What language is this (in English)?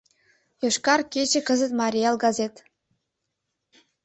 Mari